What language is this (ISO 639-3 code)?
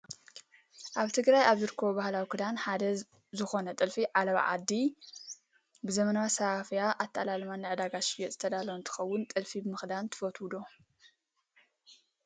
tir